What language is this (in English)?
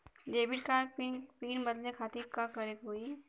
Bhojpuri